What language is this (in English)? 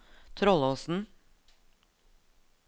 Norwegian